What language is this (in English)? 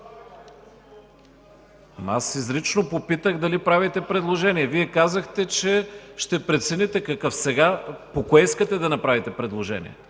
Bulgarian